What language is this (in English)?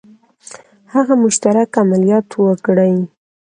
Pashto